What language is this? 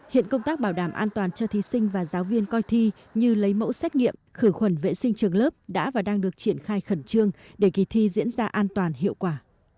Vietnamese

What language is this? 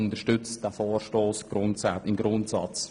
Swiss German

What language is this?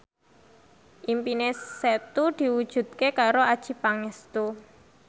Javanese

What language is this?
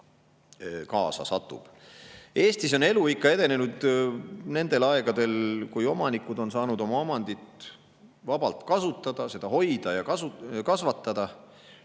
Estonian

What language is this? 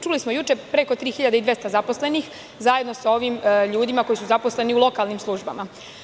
Serbian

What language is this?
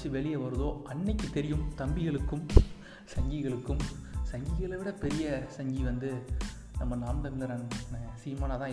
Tamil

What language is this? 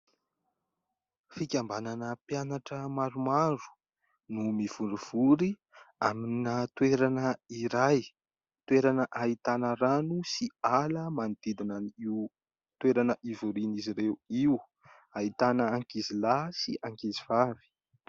Malagasy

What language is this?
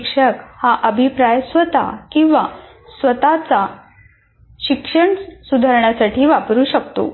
Marathi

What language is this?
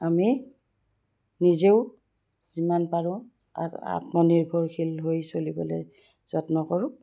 Assamese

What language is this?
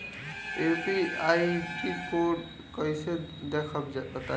Bhojpuri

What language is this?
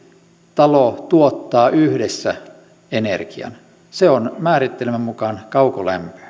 Finnish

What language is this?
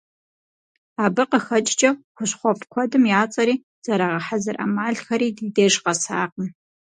Kabardian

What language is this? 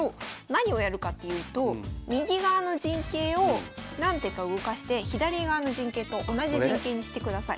Japanese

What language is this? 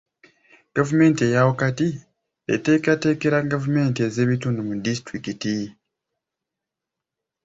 Ganda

